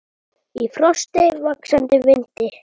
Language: Icelandic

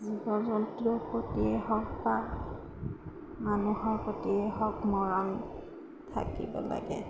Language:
Assamese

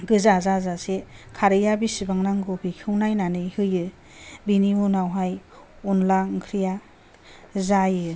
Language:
Bodo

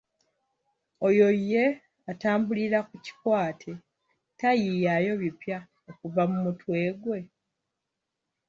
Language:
Ganda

